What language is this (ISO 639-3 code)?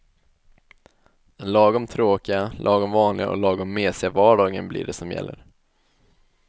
swe